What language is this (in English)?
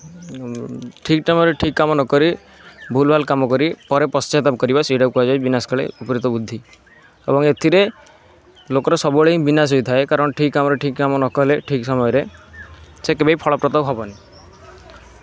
Odia